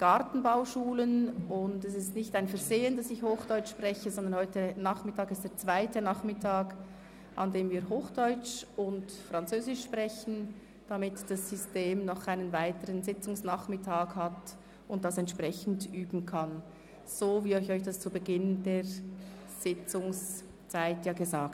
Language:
Swiss German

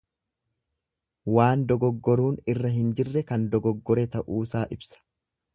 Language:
Oromo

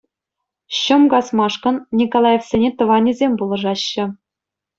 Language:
Chuvash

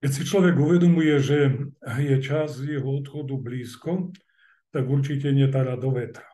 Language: Slovak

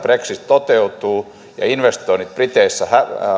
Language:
Finnish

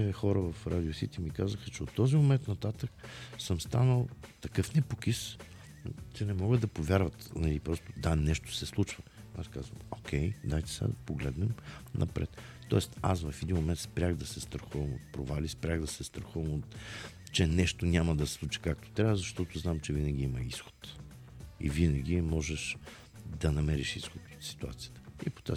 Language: Bulgarian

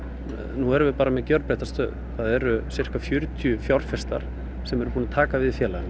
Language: Icelandic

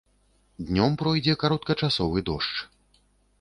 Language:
Belarusian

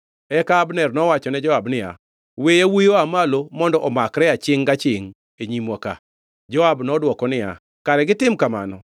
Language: Luo (Kenya and Tanzania)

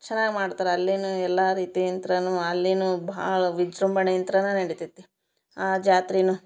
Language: Kannada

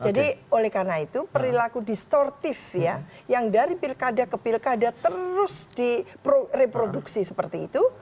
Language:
Indonesian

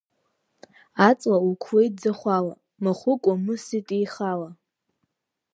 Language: Abkhazian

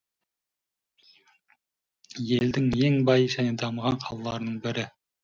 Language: Kazakh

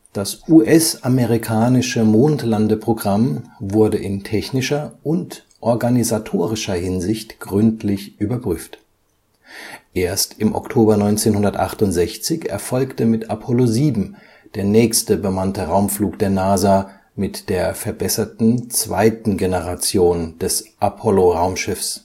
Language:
German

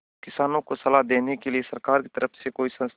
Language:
Hindi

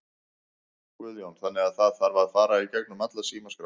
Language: Icelandic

